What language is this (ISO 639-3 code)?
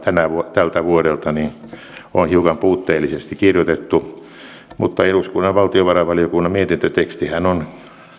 fin